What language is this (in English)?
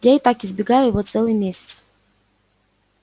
Russian